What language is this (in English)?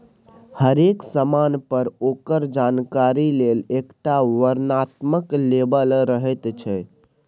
Maithili